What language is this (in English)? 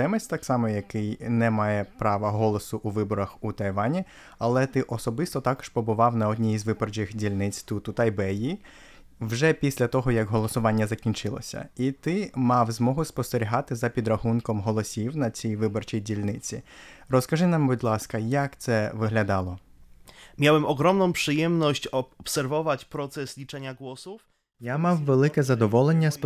Ukrainian